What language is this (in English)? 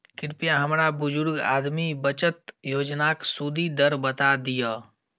Maithili